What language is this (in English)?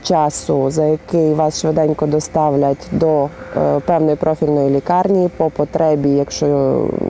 Ukrainian